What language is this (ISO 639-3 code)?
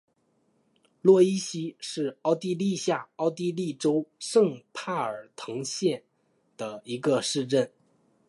zho